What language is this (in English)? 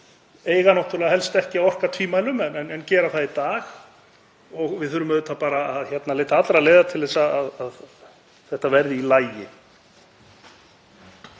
Icelandic